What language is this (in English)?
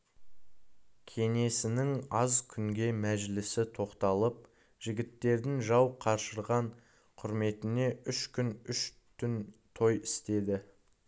Kazakh